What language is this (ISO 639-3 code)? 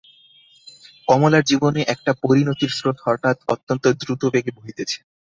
ben